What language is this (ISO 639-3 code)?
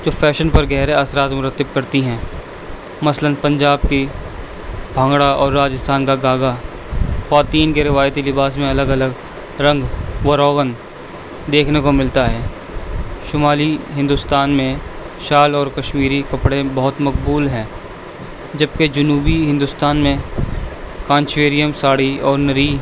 urd